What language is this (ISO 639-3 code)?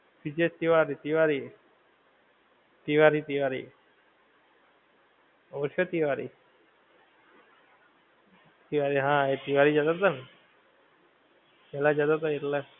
guj